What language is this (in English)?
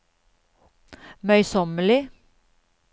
Norwegian